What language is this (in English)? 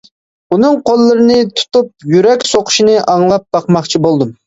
Uyghur